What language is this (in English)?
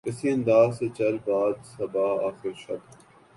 Urdu